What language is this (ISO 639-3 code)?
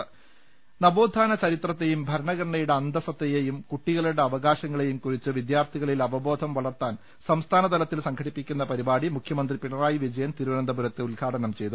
mal